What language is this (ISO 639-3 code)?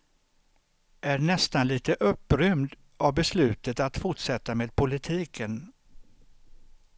swe